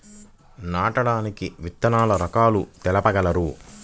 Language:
Telugu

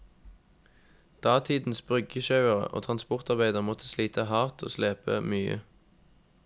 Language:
Norwegian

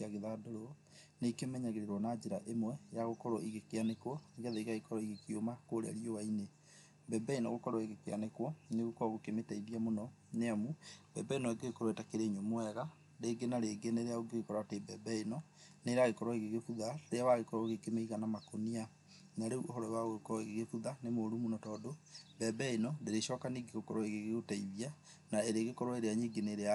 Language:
Kikuyu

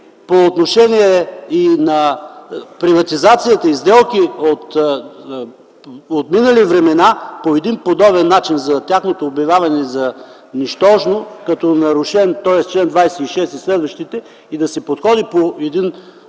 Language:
Bulgarian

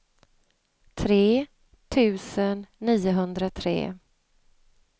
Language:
Swedish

